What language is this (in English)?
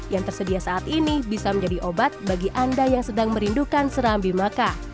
Indonesian